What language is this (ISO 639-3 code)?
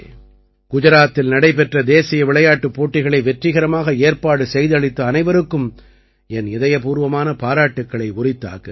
tam